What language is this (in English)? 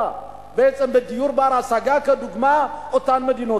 Hebrew